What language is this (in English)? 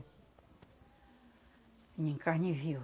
Portuguese